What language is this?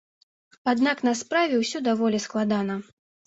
Belarusian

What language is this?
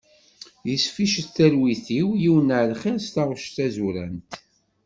Kabyle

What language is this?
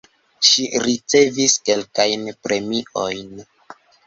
Esperanto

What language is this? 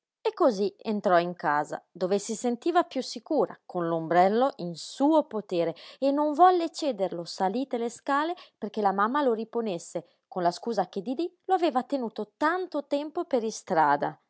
Italian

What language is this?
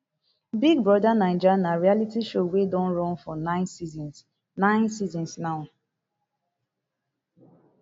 Nigerian Pidgin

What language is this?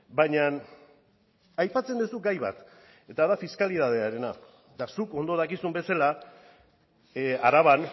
Basque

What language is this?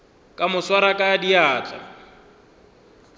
Northern Sotho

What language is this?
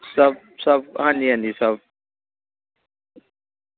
Dogri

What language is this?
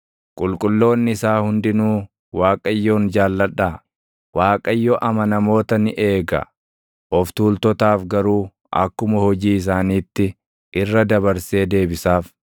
Oromo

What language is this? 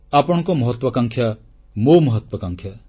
Odia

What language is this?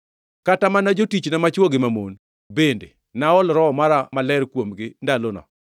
Luo (Kenya and Tanzania)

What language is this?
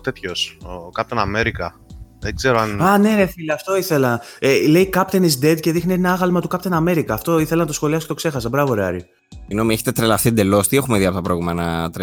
Greek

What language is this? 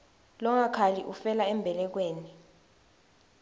Swati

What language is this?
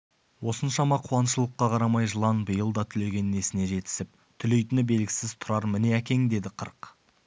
Kazakh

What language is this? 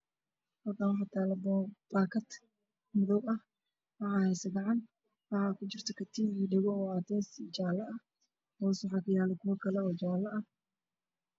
Somali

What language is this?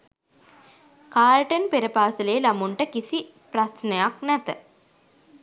Sinhala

